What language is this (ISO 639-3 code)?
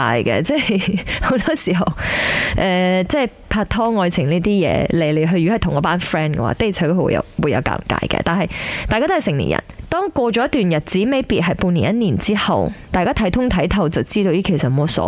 zho